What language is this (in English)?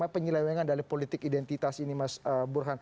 Indonesian